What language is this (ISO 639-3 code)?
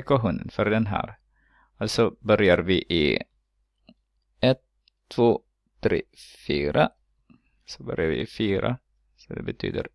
swe